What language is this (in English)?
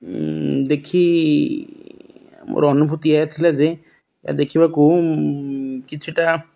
Odia